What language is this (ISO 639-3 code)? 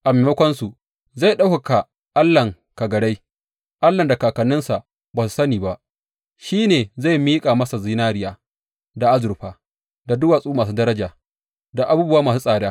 hau